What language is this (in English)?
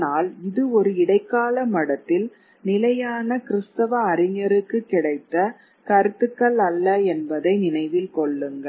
Tamil